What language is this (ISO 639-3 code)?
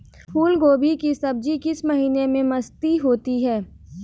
hin